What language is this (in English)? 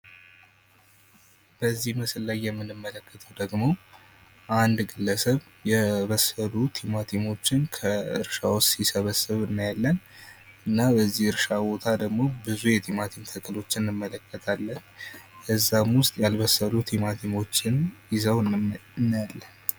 Amharic